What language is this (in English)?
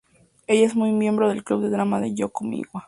Spanish